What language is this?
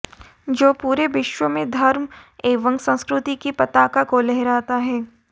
Hindi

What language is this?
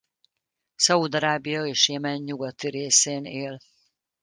Hungarian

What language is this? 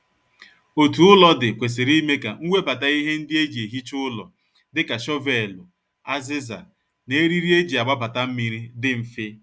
Igbo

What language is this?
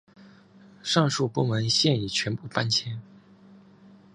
Chinese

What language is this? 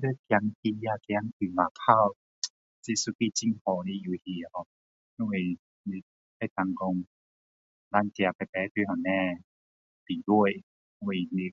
Min Dong Chinese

